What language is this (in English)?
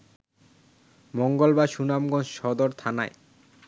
Bangla